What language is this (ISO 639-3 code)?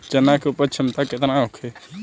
bho